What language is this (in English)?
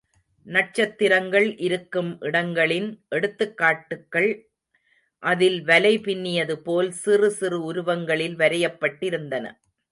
Tamil